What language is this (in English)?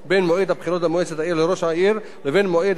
Hebrew